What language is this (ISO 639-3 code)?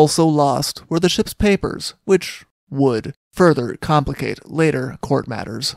eng